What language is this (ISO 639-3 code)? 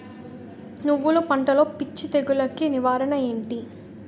tel